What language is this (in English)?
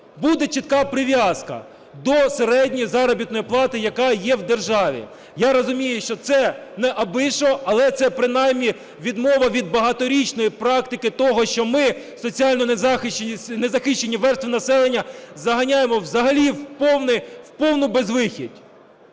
Ukrainian